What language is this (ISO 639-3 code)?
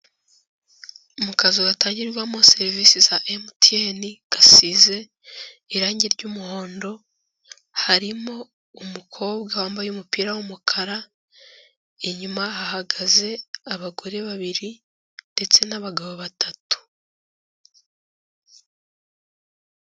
kin